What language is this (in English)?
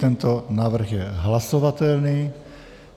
Czech